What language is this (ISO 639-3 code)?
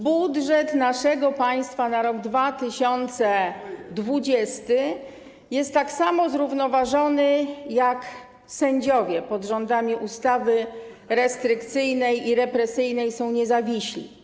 pol